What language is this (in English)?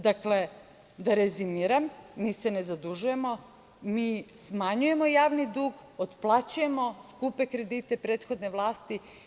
Serbian